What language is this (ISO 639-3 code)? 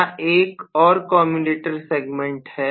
hin